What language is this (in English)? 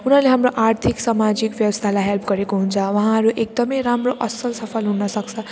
Nepali